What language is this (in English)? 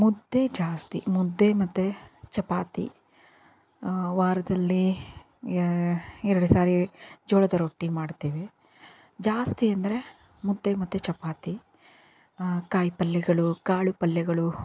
Kannada